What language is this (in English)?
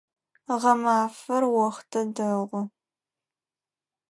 Adyghe